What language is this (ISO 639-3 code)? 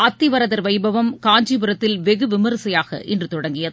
tam